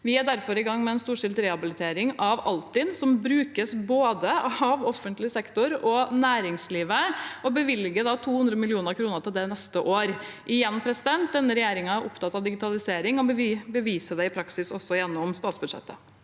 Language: Norwegian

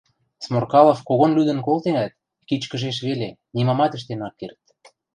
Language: Western Mari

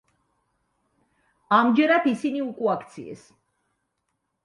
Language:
Georgian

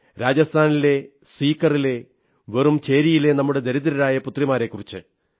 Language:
Malayalam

